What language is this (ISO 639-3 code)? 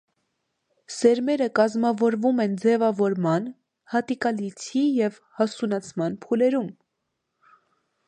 hye